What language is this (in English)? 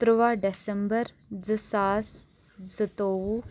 Kashmiri